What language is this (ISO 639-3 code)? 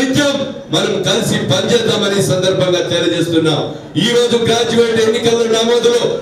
tel